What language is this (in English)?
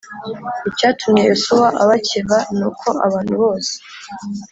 Kinyarwanda